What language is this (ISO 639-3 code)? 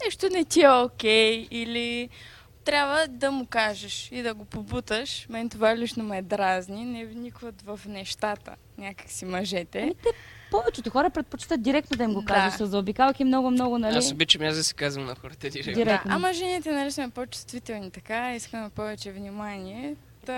bul